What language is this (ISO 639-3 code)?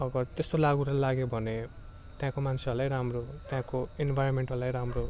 nep